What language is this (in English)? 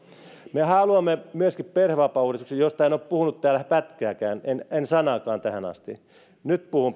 Finnish